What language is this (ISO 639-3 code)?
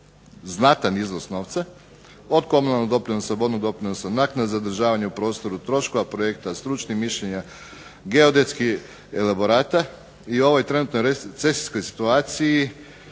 hrv